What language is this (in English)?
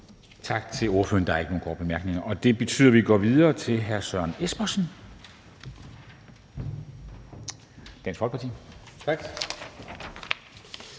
Danish